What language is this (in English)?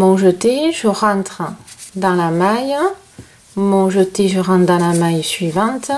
French